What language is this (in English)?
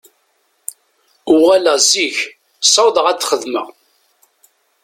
Kabyle